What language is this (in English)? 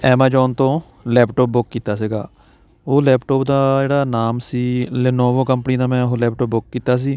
Punjabi